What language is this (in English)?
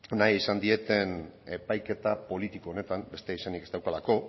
Basque